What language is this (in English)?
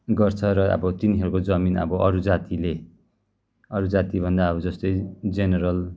Nepali